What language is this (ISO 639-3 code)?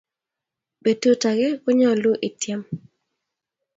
kln